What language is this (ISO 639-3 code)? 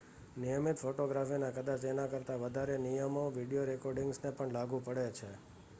guj